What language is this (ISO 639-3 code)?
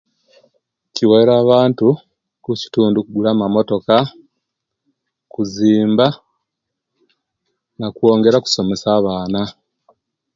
lke